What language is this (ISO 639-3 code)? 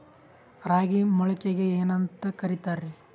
kan